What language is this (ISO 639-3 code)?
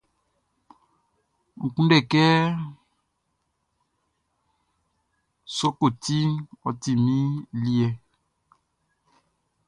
bci